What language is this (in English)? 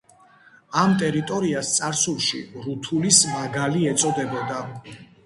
Georgian